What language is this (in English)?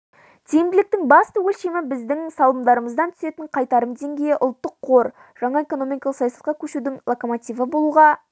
Kazakh